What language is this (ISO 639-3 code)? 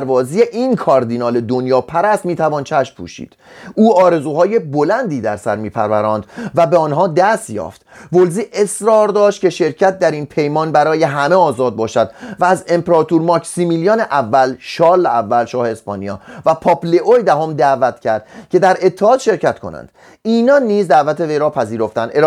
fas